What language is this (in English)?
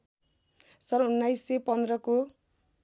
Nepali